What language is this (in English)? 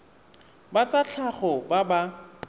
Tswana